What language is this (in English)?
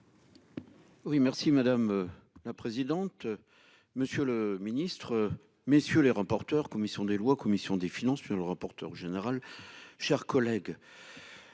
French